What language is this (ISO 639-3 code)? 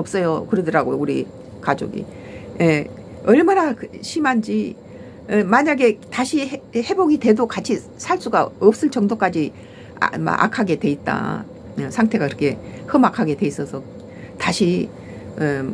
kor